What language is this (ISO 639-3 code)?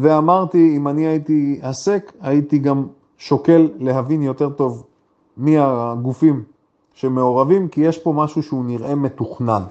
heb